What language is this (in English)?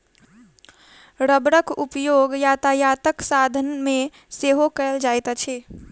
Maithili